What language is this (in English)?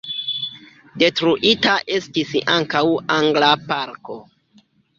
Esperanto